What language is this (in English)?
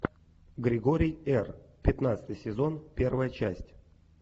Russian